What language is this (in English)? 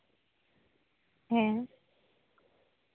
Santali